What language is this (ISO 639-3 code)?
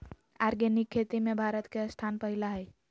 mag